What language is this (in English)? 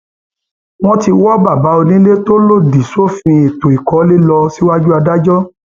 Yoruba